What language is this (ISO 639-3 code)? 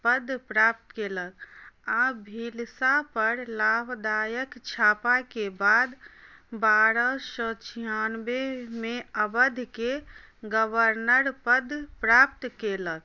mai